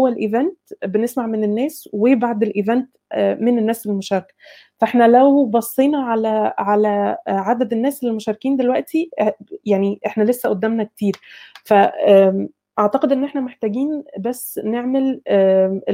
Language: Arabic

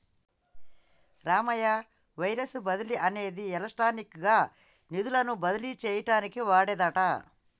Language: Telugu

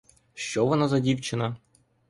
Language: Ukrainian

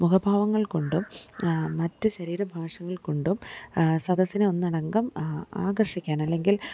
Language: Malayalam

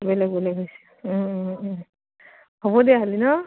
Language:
Assamese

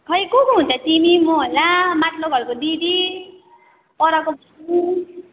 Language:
Nepali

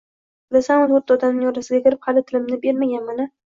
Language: Uzbek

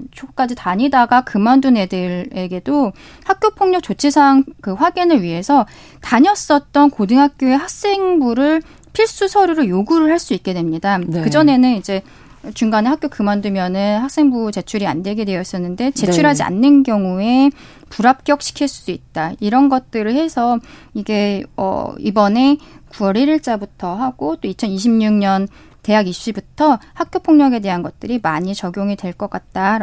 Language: Korean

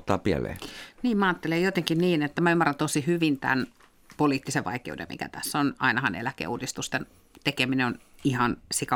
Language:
Finnish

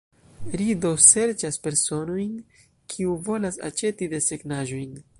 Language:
Esperanto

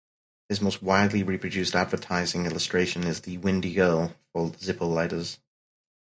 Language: English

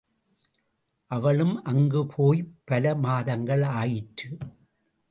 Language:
Tamil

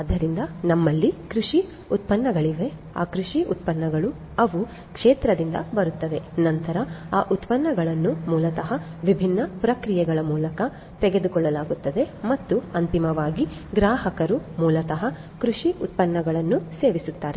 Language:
Kannada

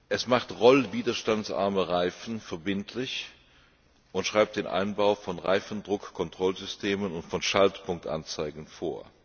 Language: German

